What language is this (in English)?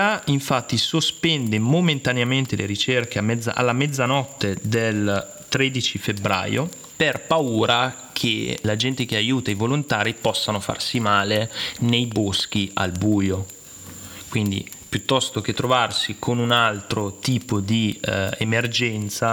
Italian